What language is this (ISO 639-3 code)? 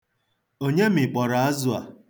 ibo